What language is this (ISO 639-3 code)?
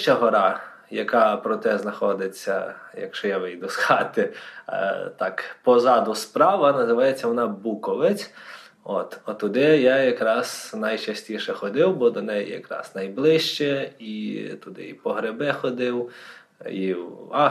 ukr